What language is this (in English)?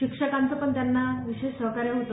Marathi